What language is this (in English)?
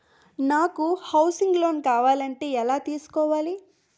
Telugu